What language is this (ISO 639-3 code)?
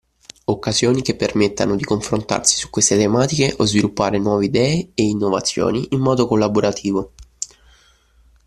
ita